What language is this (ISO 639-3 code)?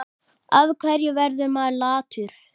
isl